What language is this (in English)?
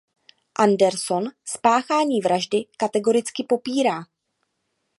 Czech